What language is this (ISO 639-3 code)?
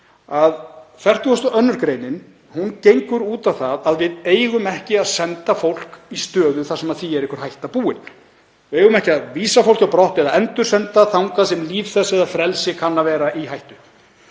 isl